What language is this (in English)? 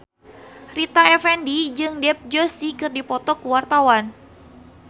Sundanese